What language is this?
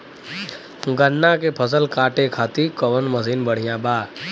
Bhojpuri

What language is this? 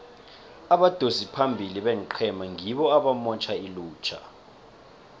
South Ndebele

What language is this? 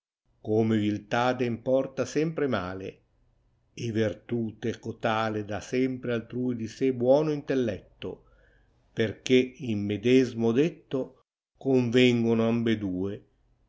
Italian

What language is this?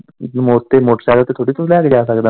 Punjabi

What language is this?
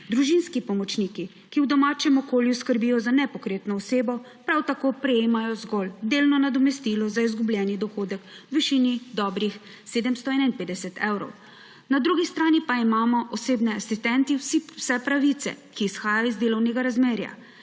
Slovenian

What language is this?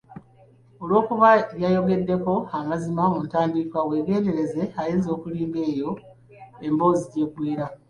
Ganda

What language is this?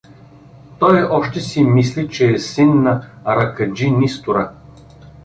Bulgarian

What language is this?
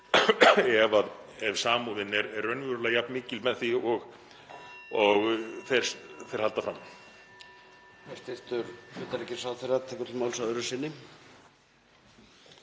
Icelandic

